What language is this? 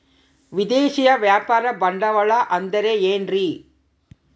Kannada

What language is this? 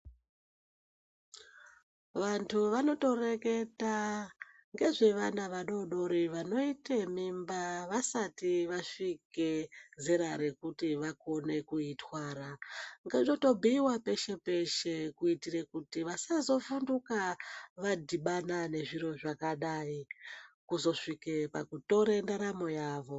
Ndau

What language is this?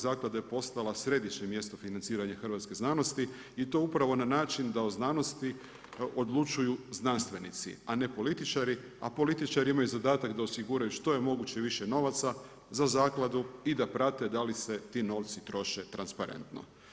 Croatian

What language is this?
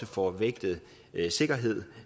Danish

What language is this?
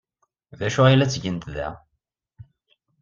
Kabyle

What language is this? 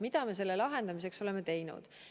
Estonian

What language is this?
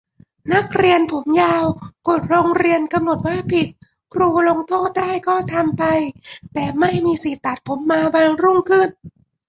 Thai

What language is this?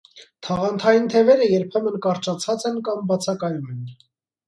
Armenian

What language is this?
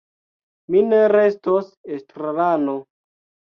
Esperanto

